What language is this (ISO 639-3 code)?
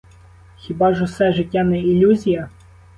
ukr